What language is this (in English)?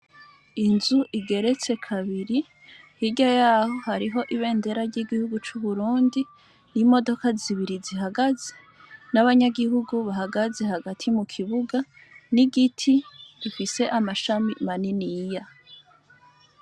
Rundi